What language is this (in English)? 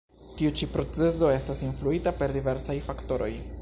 Esperanto